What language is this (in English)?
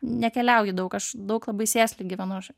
Lithuanian